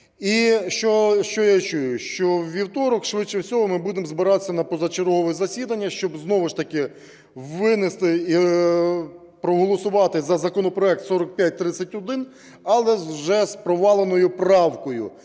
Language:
Ukrainian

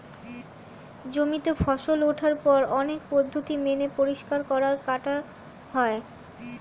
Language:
Bangla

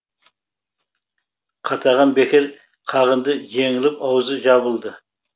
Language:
Kazakh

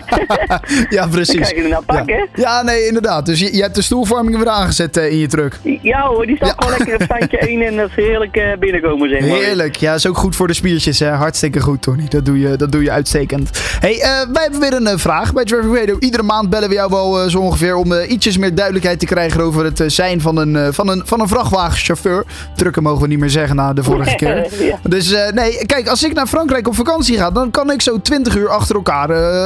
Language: Dutch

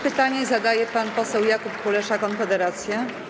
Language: Polish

